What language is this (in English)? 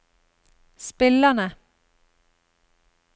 Norwegian